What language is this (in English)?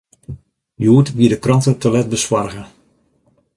Western Frisian